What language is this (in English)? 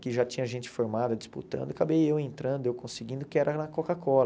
Portuguese